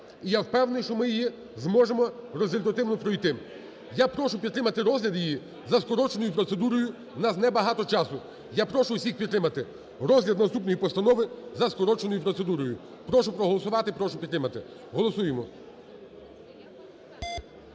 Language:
Ukrainian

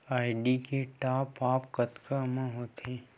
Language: Chhattisgarhi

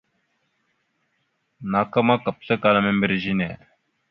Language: Mada (Cameroon)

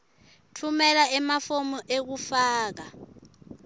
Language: Swati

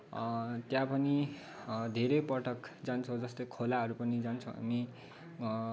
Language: Nepali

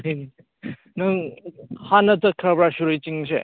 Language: Manipuri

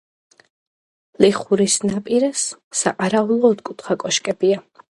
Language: Georgian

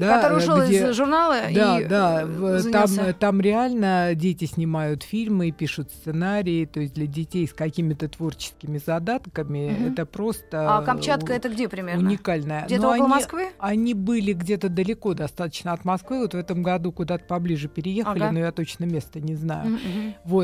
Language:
Russian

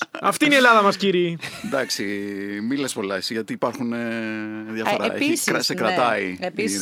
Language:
Greek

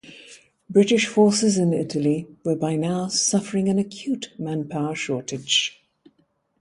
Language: English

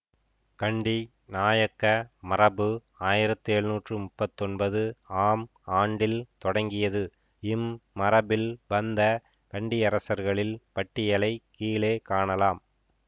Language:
Tamil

